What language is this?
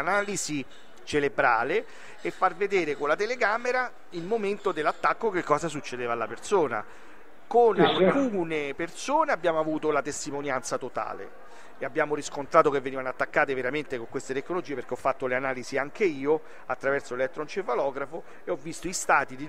Italian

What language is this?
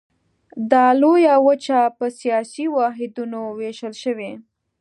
Pashto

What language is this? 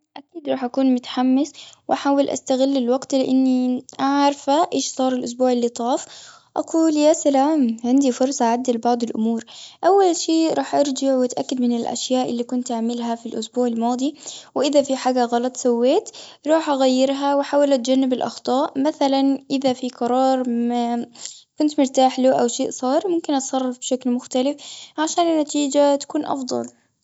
Gulf Arabic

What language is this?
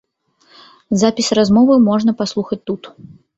Belarusian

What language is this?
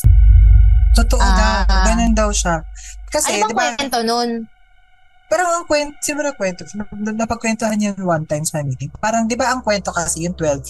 Filipino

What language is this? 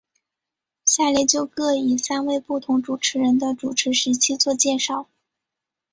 Chinese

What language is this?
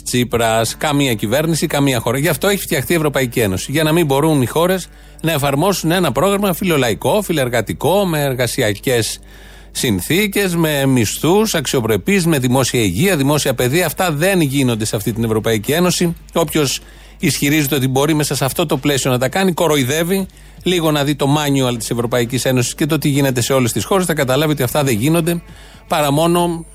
Greek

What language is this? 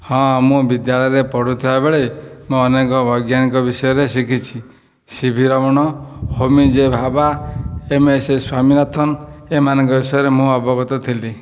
Odia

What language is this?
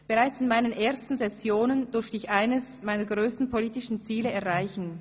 Swiss German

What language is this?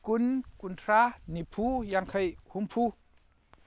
Manipuri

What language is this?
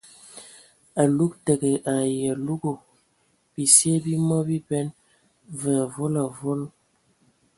Ewondo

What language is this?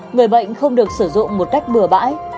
Vietnamese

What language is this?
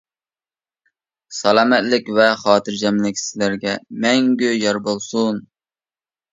Uyghur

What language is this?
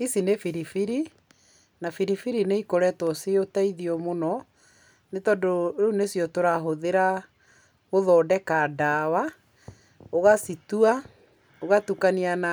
Kikuyu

